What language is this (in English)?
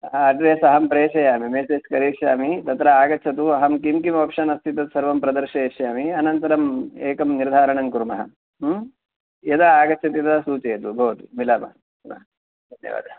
Sanskrit